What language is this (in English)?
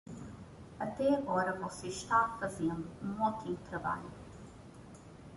Portuguese